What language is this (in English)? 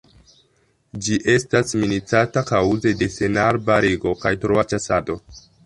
Esperanto